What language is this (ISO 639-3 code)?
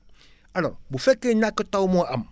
wol